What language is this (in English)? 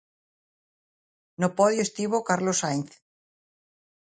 Galician